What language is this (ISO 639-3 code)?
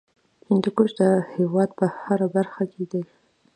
pus